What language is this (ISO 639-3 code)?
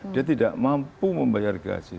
ind